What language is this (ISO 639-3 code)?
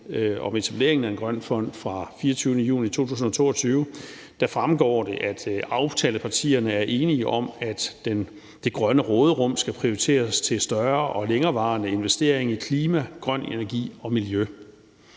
dan